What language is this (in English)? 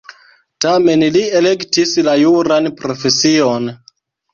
Esperanto